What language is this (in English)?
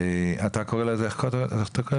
Hebrew